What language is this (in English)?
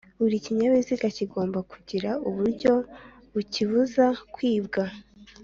Kinyarwanda